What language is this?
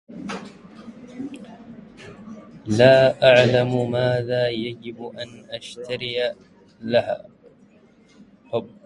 Arabic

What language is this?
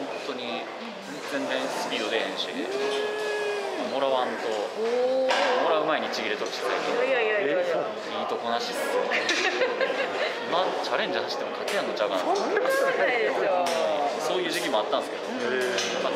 Japanese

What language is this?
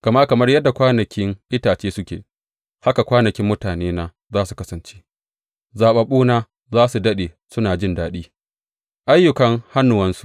Hausa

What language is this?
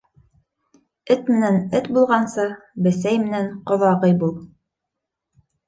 Bashkir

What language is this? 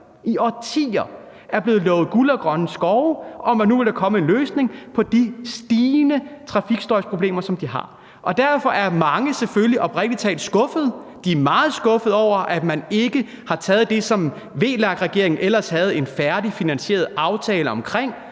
Danish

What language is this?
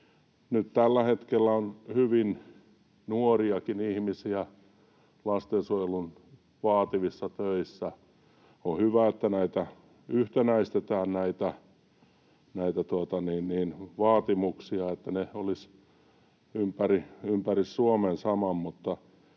Finnish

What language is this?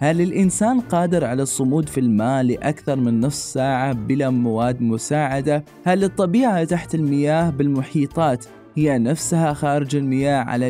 Arabic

